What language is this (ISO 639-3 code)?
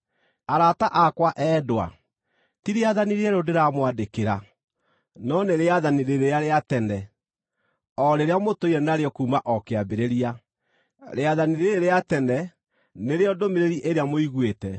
kik